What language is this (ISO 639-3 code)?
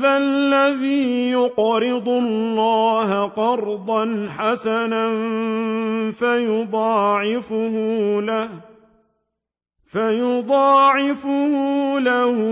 ara